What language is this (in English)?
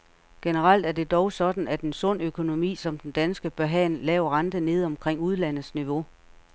Danish